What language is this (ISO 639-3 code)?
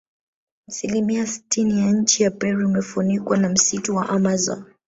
swa